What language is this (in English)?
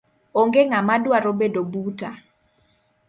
Luo (Kenya and Tanzania)